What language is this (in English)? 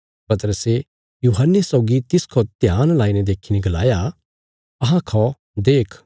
Bilaspuri